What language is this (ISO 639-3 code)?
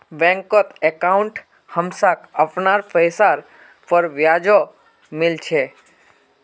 mag